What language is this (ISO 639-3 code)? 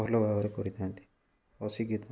ori